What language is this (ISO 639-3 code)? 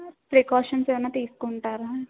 tel